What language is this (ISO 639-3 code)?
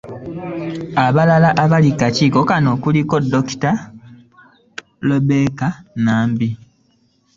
lug